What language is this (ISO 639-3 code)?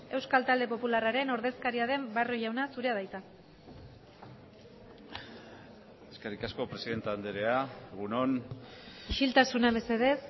eus